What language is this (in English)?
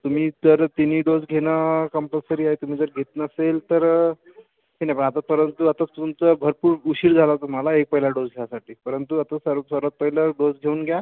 Marathi